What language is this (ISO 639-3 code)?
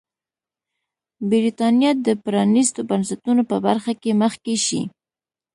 pus